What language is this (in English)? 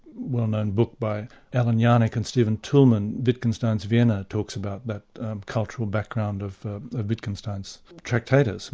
English